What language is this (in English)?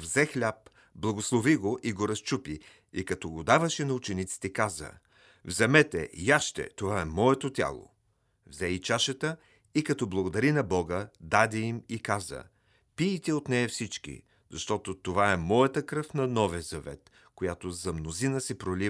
Bulgarian